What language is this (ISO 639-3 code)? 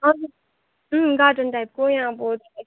nep